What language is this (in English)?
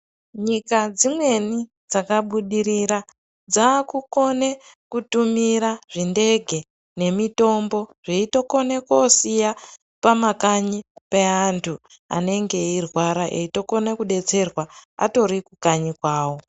Ndau